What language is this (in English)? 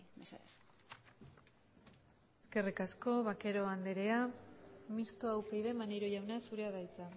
Basque